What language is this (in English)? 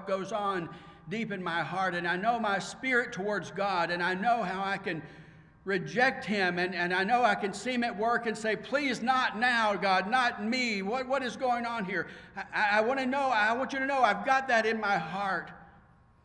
English